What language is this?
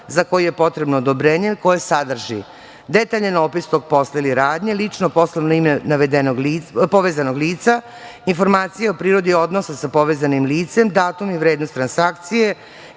Serbian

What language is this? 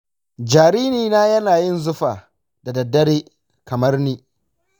Hausa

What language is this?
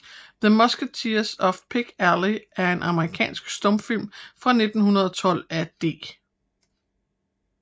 Danish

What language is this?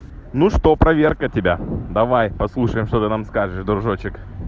Russian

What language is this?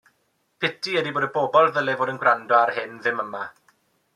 Welsh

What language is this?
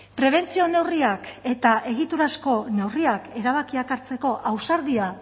Basque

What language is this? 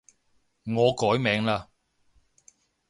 Cantonese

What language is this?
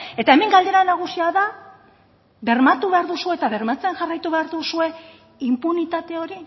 Basque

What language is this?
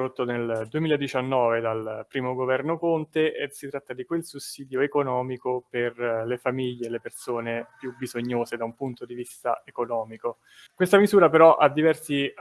Italian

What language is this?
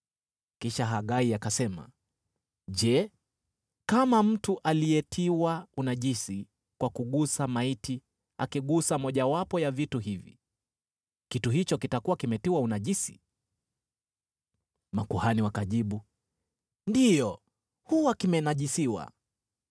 Swahili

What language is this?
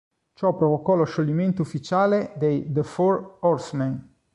Italian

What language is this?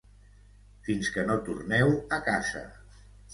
Catalan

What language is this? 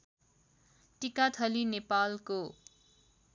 Nepali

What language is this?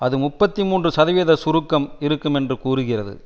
Tamil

